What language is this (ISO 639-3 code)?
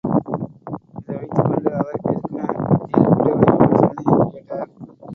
tam